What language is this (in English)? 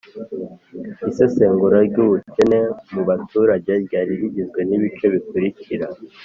Kinyarwanda